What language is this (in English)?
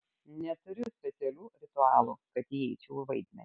Lithuanian